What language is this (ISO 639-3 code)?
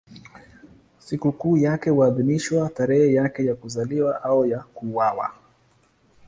swa